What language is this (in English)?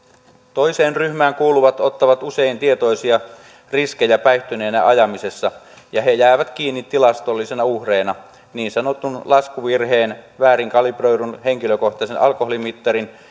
Finnish